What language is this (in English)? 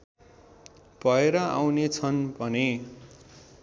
Nepali